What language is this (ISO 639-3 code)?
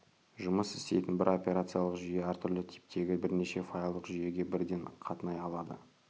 kaz